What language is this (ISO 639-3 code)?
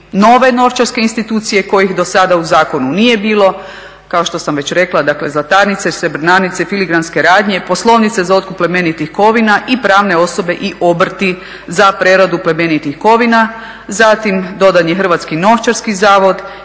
hrv